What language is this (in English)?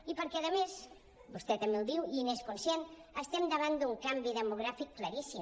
Catalan